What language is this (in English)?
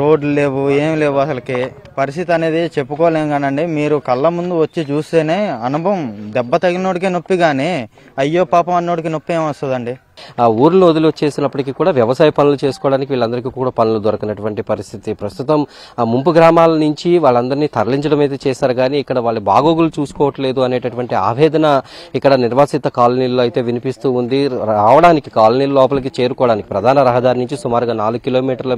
Telugu